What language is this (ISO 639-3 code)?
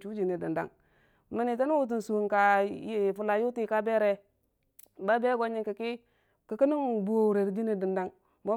cfa